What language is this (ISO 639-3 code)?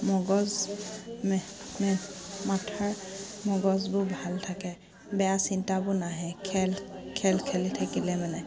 asm